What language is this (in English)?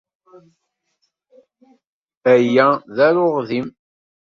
Kabyle